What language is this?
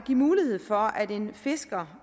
Danish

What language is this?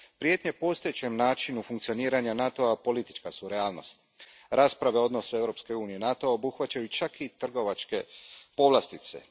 Croatian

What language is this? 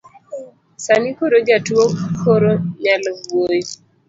Luo (Kenya and Tanzania)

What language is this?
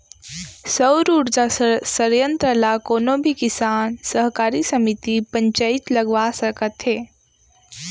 Chhattisgarhi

